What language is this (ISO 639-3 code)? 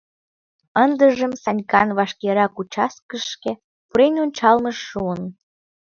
chm